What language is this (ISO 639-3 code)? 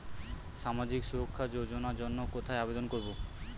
ben